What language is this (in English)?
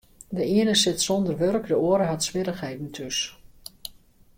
Western Frisian